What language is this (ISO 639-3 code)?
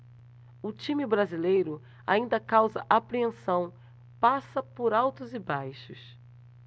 por